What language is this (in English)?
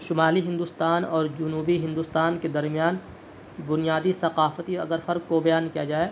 Urdu